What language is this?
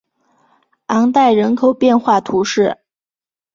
Chinese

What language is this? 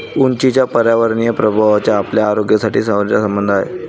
Marathi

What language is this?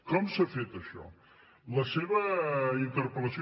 Catalan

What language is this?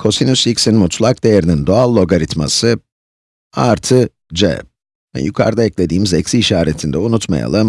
Turkish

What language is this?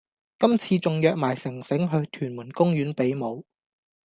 Cantonese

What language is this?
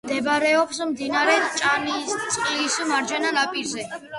Georgian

